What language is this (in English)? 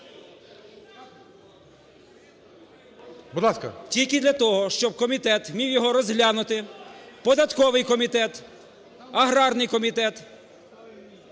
Ukrainian